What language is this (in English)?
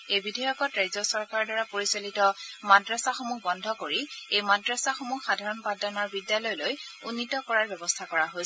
Assamese